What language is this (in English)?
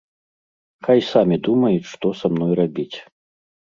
Belarusian